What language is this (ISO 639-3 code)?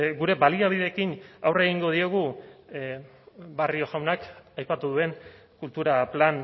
eus